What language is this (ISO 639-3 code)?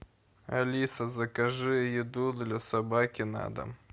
rus